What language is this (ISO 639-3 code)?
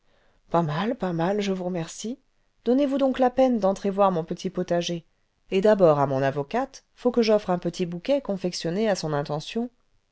fra